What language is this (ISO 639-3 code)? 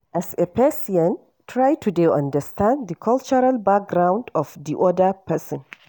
pcm